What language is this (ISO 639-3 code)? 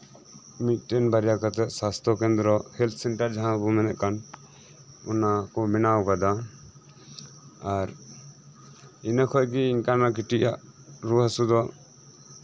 sat